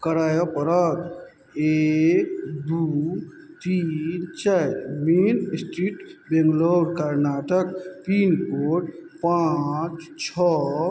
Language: Maithili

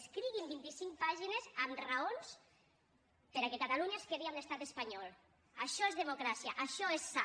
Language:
Catalan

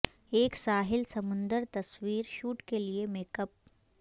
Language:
Urdu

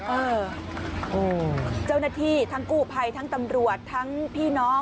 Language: Thai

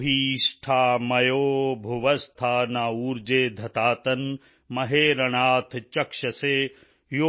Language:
Punjabi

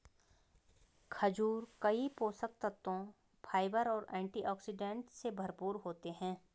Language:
Hindi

